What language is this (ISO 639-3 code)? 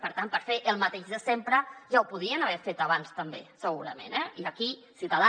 cat